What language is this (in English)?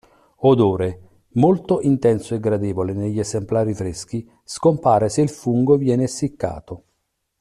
Italian